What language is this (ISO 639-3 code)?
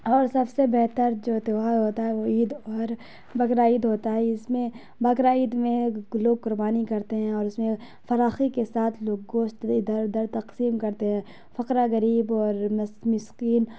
urd